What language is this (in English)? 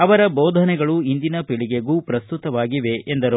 Kannada